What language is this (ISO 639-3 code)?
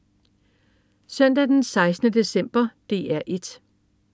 dan